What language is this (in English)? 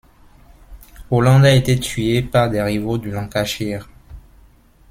French